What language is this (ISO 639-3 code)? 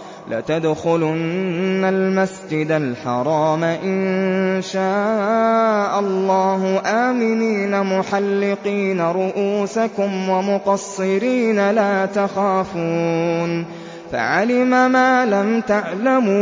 ara